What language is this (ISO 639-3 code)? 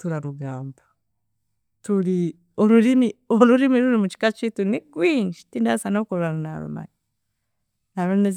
cgg